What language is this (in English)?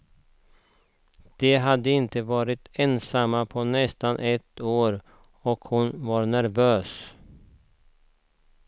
Swedish